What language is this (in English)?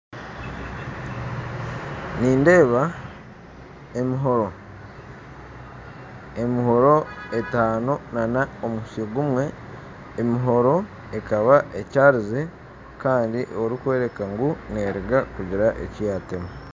Nyankole